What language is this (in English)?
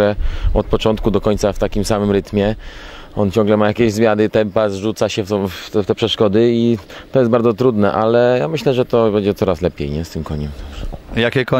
Polish